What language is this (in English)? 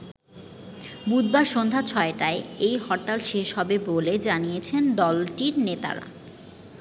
Bangla